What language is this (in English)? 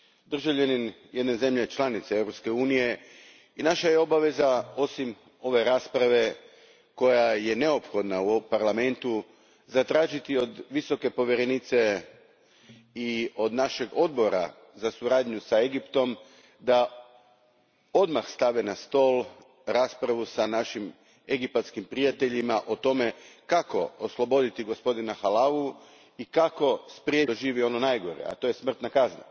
Croatian